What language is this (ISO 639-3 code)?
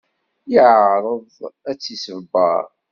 kab